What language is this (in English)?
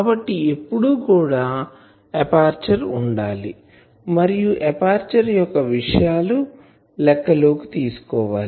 Telugu